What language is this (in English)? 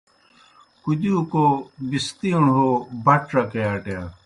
Kohistani Shina